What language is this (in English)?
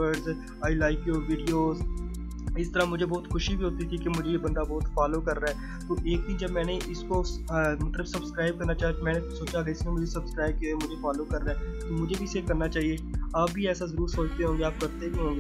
Dutch